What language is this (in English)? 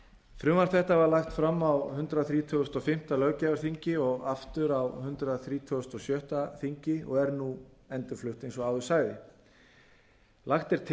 Icelandic